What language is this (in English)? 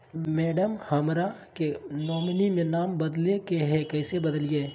Magahi